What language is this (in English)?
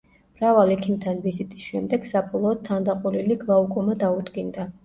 Georgian